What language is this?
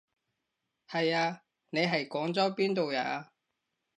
Cantonese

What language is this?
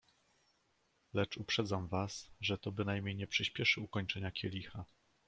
Polish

